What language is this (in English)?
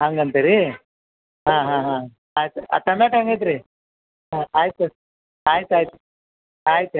Kannada